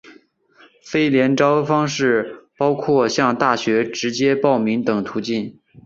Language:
Chinese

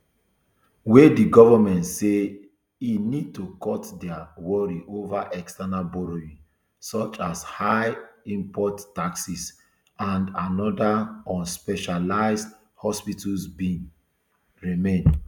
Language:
Nigerian Pidgin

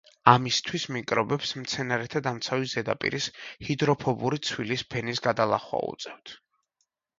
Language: Georgian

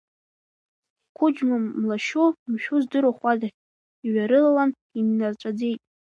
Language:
Abkhazian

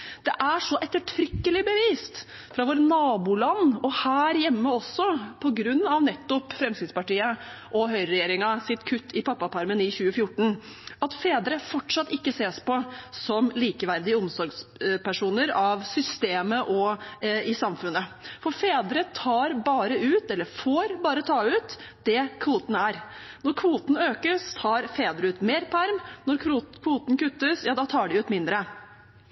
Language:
Norwegian Bokmål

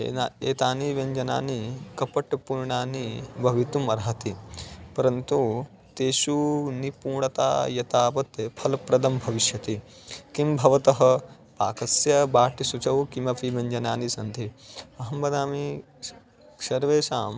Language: Sanskrit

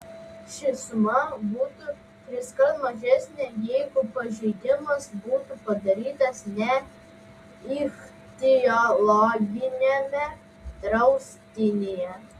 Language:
Lithuanian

